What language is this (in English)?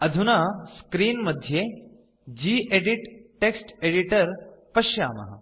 Sanskrit